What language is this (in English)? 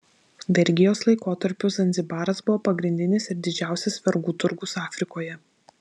Lithuanian